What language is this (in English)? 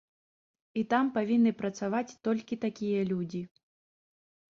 Belarusian